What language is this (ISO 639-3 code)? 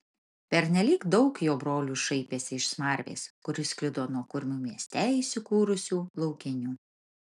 lit